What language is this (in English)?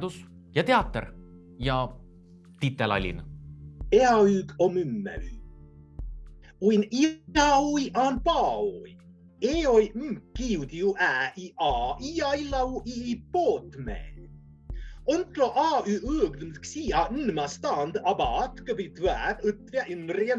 Estonian